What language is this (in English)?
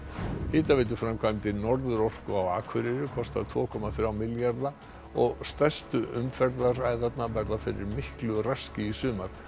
Icelandic